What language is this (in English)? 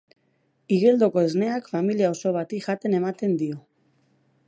Basque